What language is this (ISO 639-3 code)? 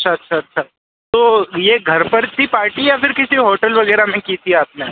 hin